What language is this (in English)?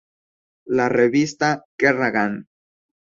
Spanish